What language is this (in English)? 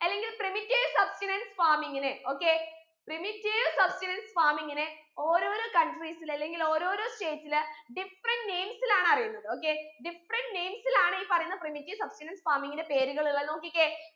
Malayalam